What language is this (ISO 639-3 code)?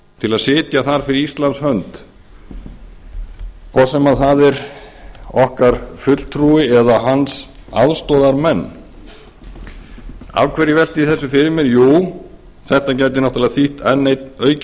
isl